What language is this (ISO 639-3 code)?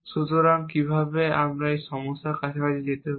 ben